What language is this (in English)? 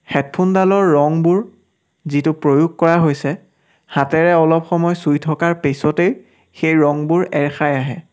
Assamese